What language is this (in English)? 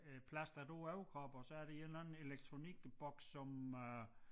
Danish